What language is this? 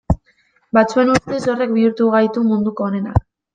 Basque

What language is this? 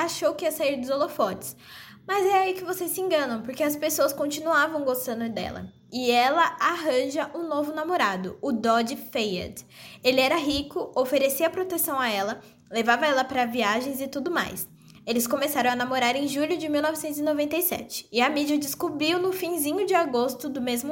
Portuguese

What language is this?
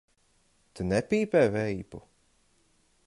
Latvian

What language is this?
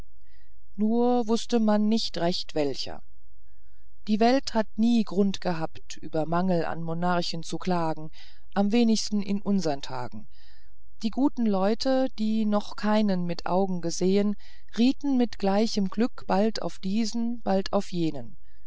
German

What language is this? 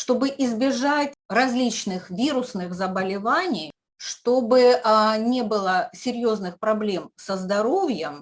Russian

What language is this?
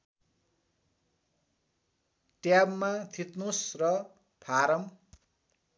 Nepali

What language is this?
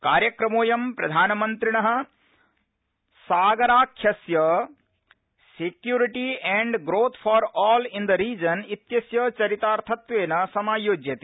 Sanskrit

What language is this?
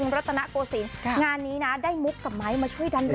Thai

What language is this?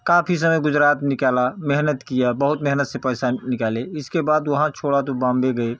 Hindi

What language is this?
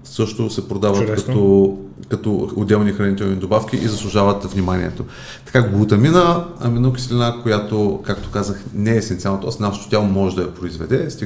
Bulgarian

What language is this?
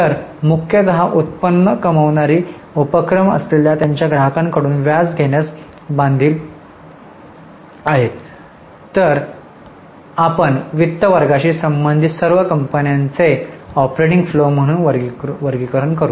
Marathi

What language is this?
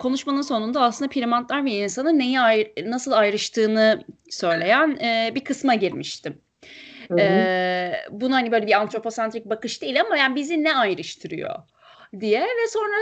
Turkish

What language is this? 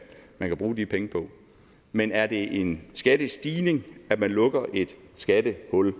Danish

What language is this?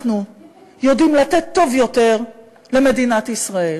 Hebrew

